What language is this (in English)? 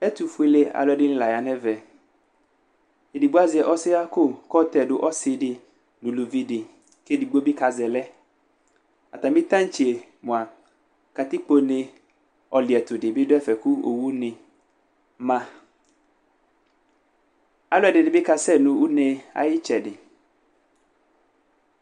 Ikposo